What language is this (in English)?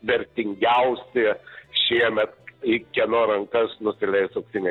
Lithuanian